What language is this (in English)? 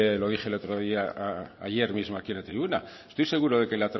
Spanish